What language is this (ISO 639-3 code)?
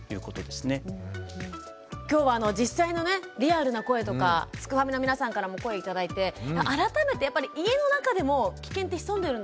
jpn